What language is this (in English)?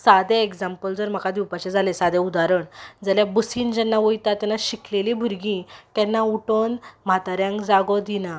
Konkani